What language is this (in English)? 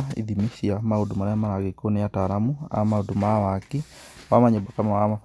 Kikuyu